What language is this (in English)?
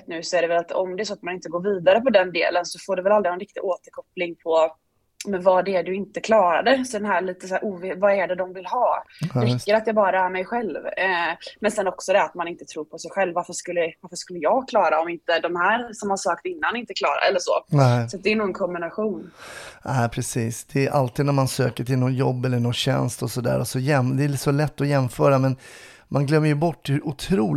Swedish